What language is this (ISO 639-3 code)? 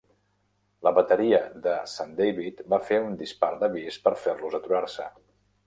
cat